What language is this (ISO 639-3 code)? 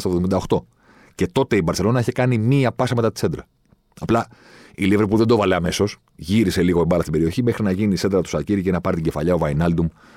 ell